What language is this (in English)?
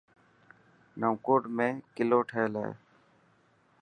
Dhatki